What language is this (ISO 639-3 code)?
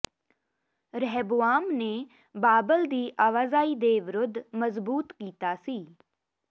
pan